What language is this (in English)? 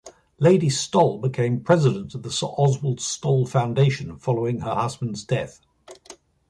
English